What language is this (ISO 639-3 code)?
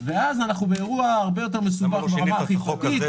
heb